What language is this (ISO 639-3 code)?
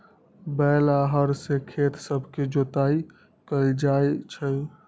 mag